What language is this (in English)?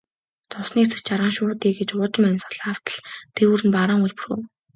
Mongolian